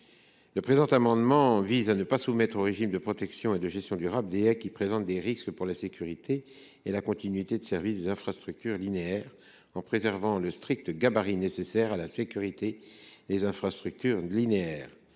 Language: French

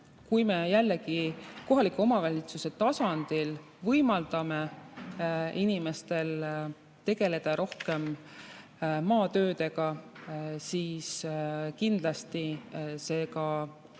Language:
Estonian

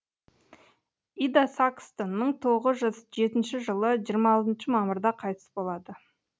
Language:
Kazakh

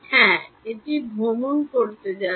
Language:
Bangla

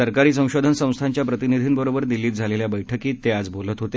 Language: Marathi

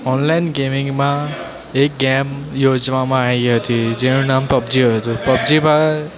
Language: Gujarati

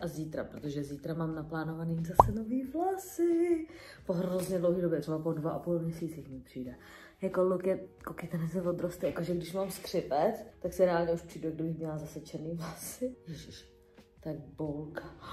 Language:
Czech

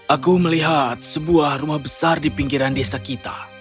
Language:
Indonesian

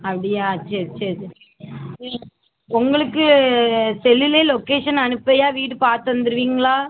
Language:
Tamil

